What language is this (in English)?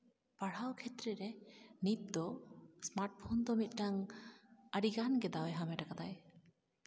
Santali